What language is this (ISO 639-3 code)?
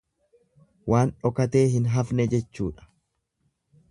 orm